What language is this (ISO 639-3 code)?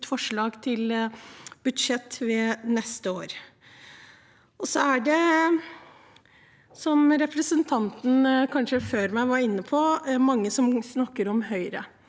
nor